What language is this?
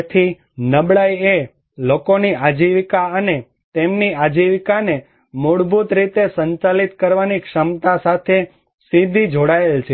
Gujarati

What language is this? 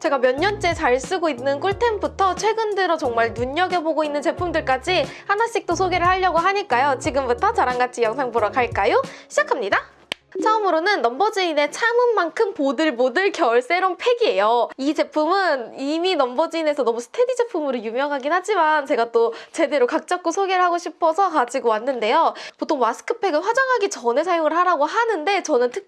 Korean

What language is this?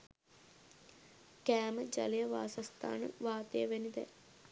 Sinhala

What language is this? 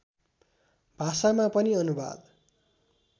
Nepali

